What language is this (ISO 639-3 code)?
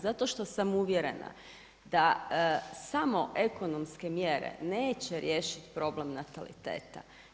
hrv